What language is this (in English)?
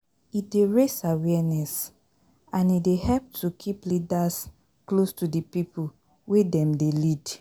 Nigerian Pidgin